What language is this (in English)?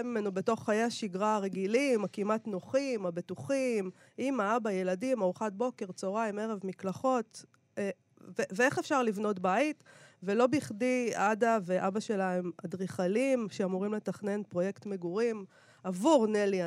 Hebrew